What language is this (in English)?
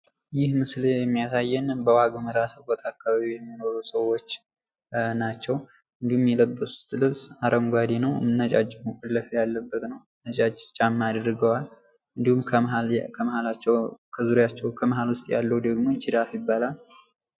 Amharic